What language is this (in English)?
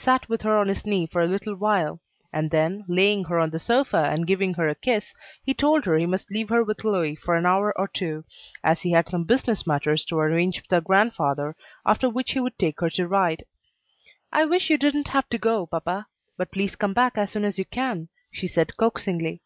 English